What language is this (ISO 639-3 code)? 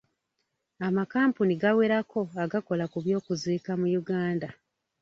lug